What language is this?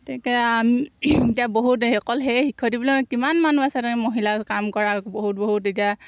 Assamese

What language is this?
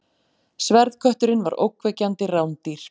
Icelandic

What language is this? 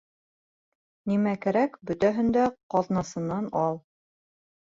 Bashkir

